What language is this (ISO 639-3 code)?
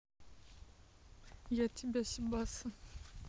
rus